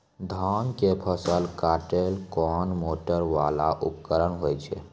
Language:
Maithili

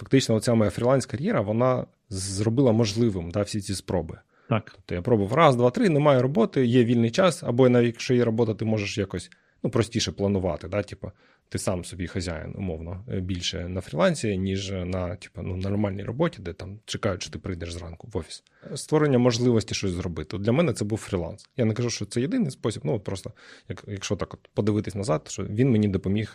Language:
Ukrainian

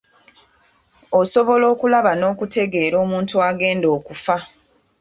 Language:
Ganda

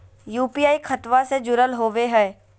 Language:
Magahi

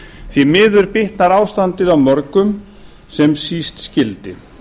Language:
Icelandic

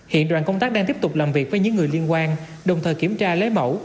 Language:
Vietnamese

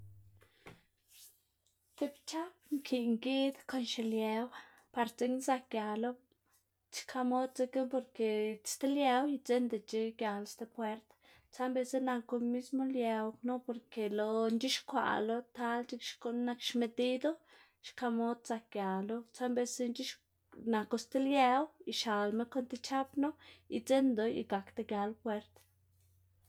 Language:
Xanaguía Zapotec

